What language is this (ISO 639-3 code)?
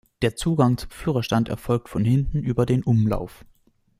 deu